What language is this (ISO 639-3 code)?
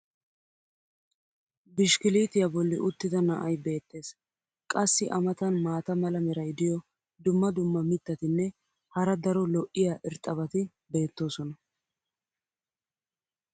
wal